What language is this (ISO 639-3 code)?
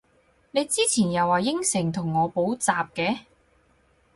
yue